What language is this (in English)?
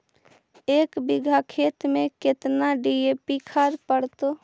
Magahi